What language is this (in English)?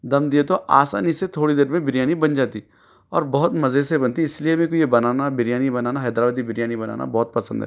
Urdu